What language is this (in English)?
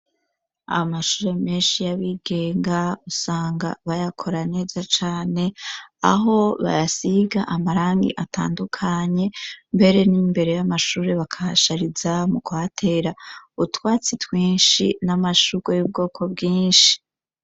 Rundi